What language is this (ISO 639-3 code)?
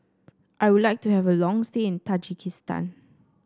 eng